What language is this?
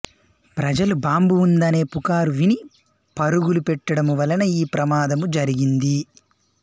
Telugu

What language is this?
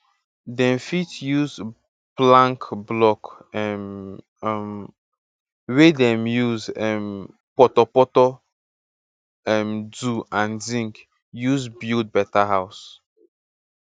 Nigerian Pidgin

